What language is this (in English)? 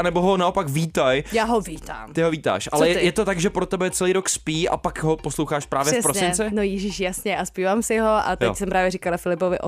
Czech